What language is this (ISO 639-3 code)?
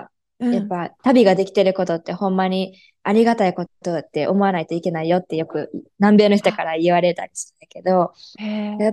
jpn